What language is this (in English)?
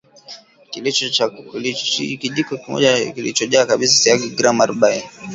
Swahili